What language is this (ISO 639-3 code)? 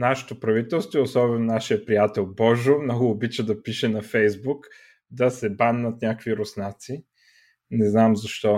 bul